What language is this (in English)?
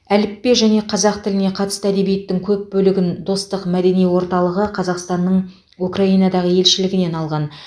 Kazakh